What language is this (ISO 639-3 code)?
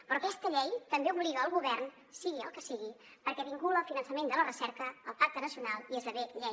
cat